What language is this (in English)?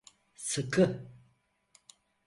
Turkish